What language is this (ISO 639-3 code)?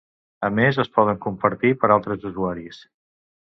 cat